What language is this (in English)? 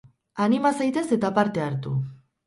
Basque